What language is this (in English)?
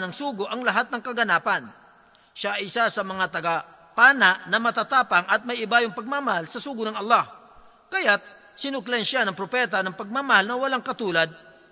Filipino